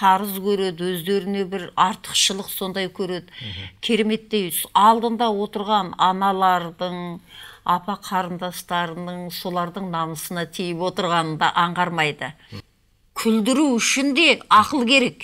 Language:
Turkish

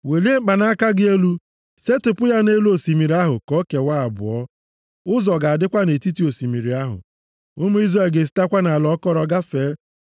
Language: Igbo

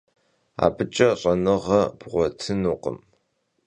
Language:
Kabardian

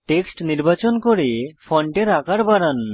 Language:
Bangla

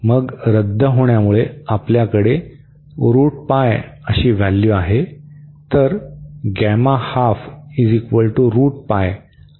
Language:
Marathi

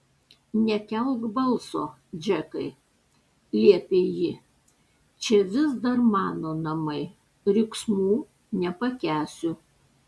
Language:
Lithuanian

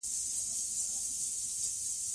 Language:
Pashto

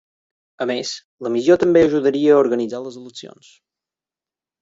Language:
Catalan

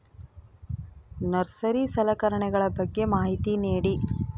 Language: Kannada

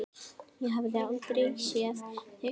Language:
Icelandic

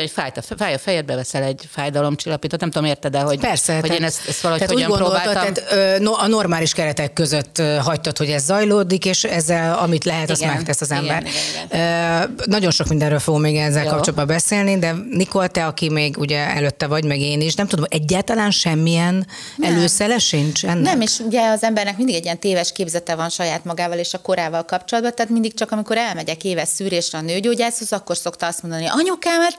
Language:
Hungarian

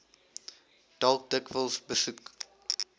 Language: Afrikaans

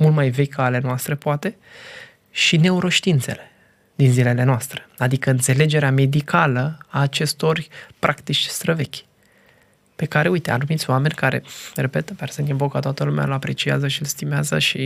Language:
Romanian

